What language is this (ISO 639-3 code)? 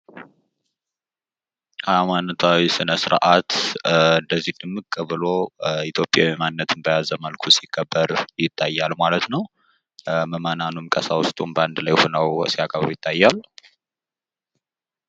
amh